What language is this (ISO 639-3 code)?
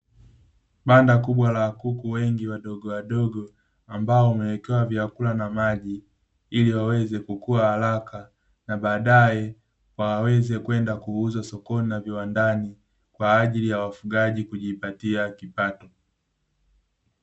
swa